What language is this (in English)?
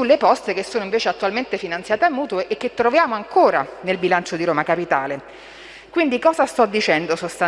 Italian